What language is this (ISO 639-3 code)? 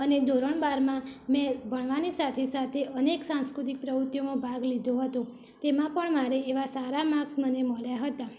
guj